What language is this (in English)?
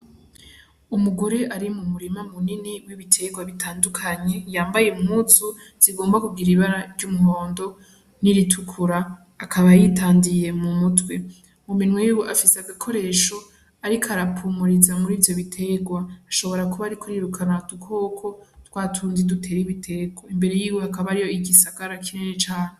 Rundi